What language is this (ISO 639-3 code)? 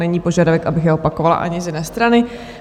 ces